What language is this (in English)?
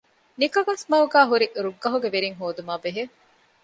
Divehi